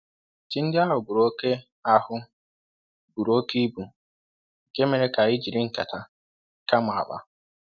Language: Igbo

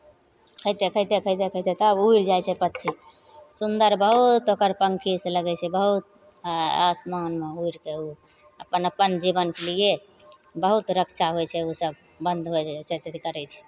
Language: Maithili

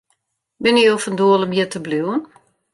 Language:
Western Frisian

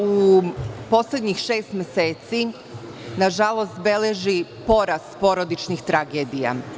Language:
Serbian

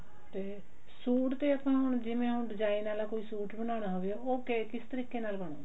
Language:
Punjabi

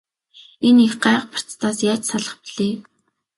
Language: Mongolian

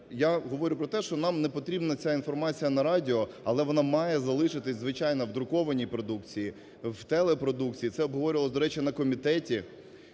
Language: Ukrainian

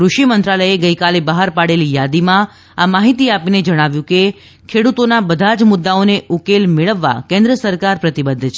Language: Gujarati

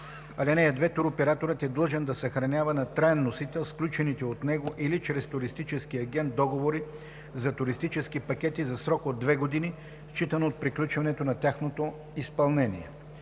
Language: Bulgarian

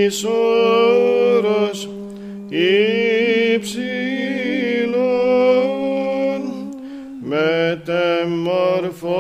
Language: Greek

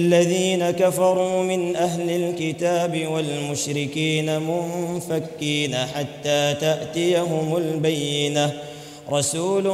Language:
Arabic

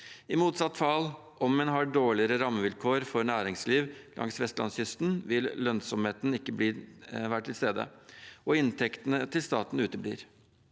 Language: Norwegian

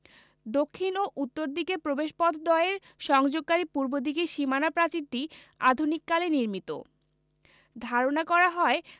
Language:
Bangla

